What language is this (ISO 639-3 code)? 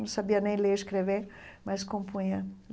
por